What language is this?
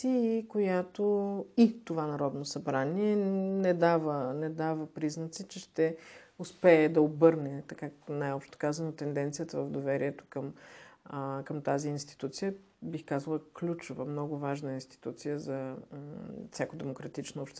Bulgarian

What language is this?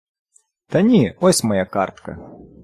Ukrainian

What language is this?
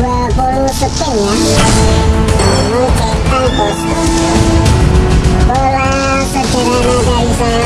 Indonesian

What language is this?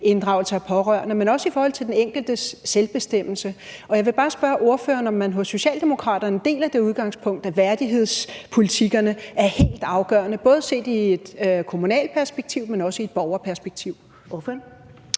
Danish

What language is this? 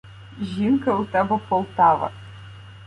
Ukrainian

